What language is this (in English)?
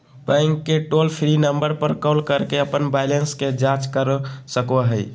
Magahi